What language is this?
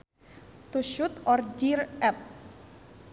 Sundanese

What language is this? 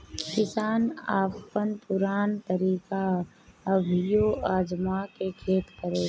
Bhojpuri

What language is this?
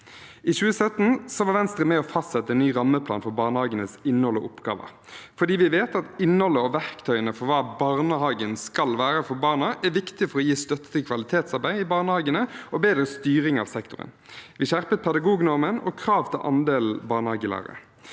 Norwegian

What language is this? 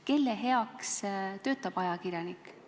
Estonian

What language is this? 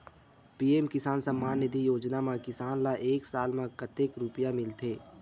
Chhattisgarhi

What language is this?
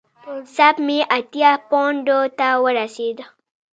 Pashto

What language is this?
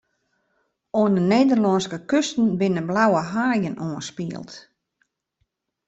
Western Frisian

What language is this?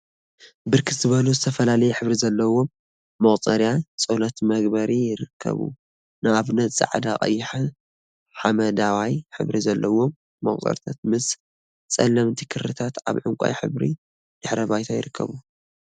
Tigrinya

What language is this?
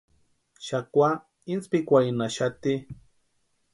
Western Highland Purepecha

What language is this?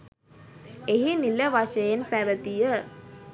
Sinhala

